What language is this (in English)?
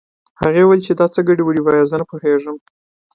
Pashto